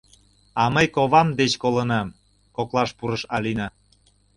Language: Mari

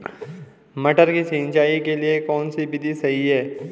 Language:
Hindi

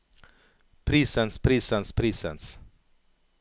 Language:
Norwegian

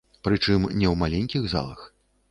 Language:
Belarusian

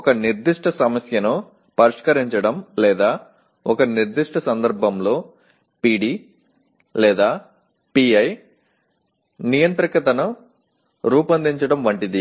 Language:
Telugu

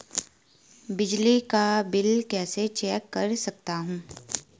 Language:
Hindi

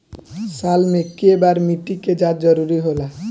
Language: Bhojpuri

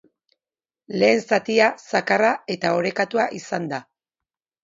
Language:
Basque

